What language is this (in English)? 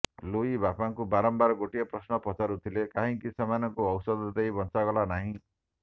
Odia